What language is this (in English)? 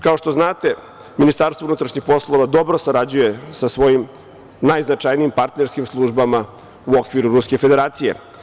Serbian